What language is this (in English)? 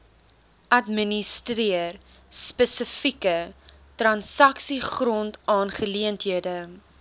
Afrikaans